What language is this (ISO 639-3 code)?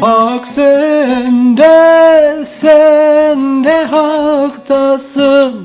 tur